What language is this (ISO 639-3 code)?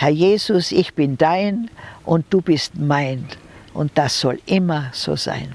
deu